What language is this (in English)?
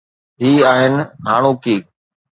Sindhi